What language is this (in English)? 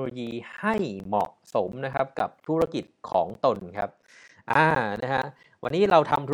Thai